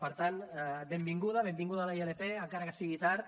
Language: Catalan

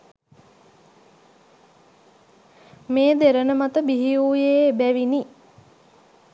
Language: Sinhala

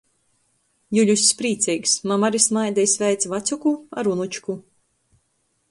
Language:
Latgalian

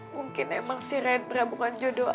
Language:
Indonesian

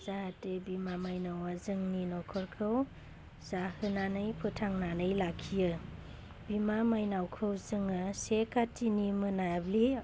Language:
Bodo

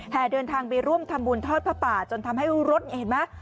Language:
Thai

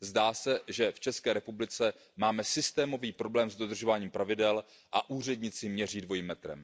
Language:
Czech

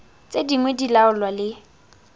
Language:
Tswana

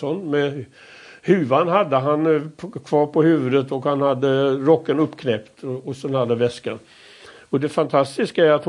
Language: Swedish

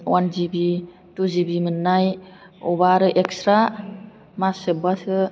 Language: Bodo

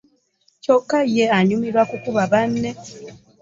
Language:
Ganda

